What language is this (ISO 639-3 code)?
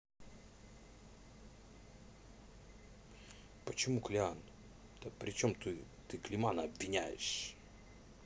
rus